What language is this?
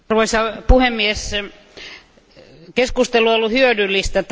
Finnish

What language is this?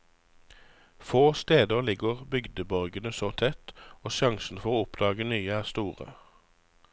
Norwegian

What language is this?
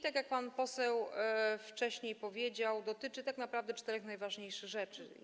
Polish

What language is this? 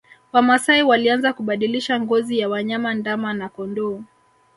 Swahili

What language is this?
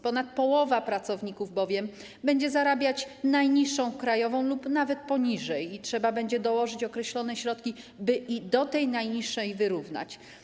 Polish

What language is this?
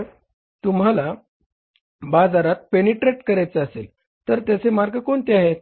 Marathi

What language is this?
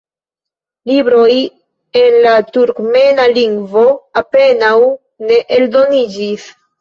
Esperanto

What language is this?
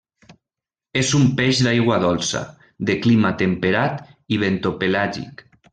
Catalan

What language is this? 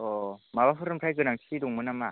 Bodo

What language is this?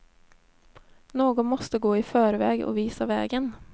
Swedish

